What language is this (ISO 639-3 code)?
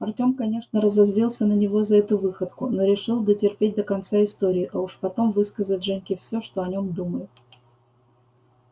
rus